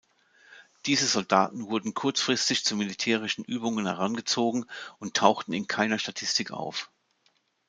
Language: German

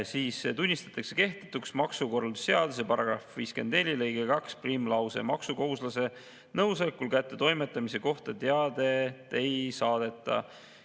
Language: Estonian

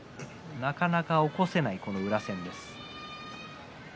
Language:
Japanese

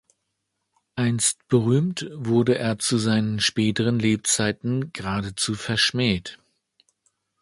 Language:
German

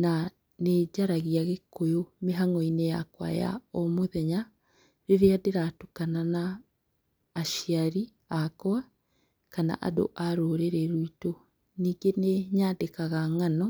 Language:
Kikuyu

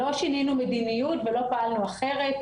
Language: Hebrew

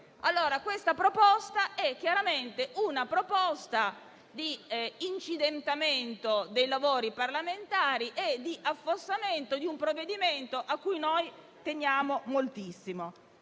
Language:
Italian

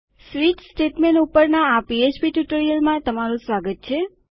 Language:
Gujarati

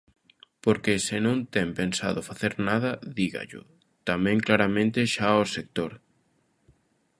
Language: Galician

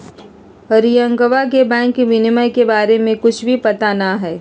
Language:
Magahi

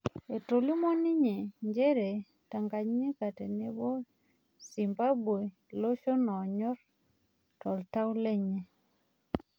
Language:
Masai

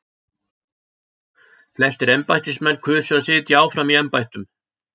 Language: Icelandic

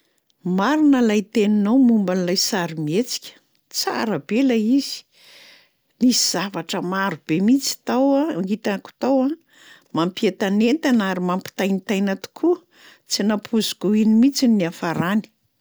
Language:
Malagasy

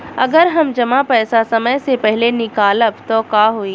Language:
Bhojpuri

